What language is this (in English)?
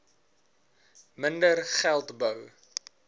Afrikaans